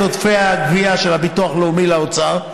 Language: Hebrew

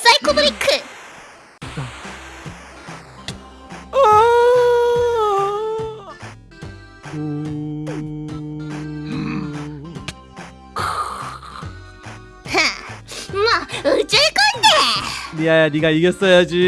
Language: Korean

